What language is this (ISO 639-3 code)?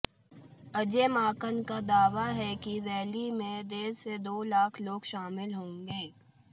hin